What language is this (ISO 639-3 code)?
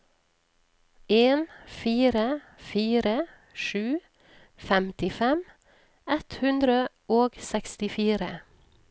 nor